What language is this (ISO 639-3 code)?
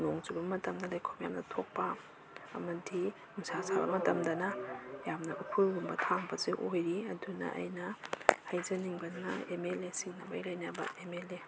mni